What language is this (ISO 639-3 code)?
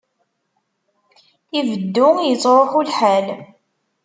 kab